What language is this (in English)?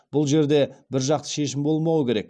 Kazakh